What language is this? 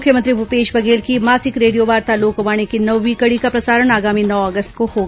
Hindi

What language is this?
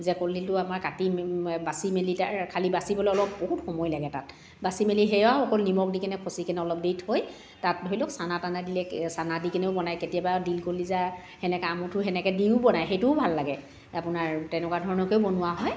Assamese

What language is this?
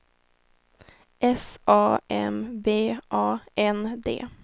Swedish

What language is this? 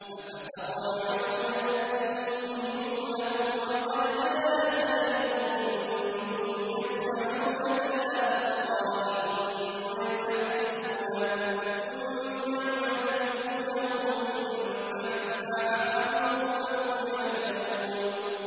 Arabic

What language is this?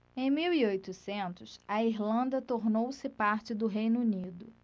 Portuguese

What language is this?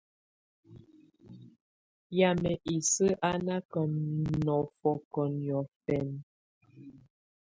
Tunen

